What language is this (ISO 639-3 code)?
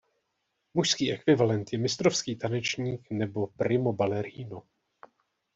ces